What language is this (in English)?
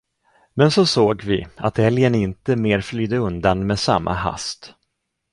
Swedish